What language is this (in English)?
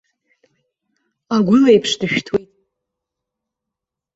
Abkhazian